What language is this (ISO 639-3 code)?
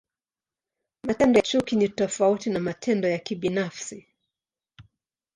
swa